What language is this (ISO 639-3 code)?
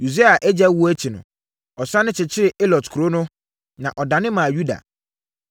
aka